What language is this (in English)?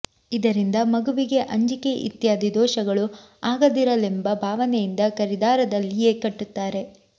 Kannada